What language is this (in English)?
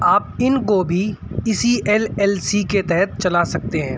Urdu